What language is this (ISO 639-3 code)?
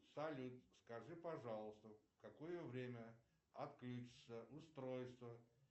rus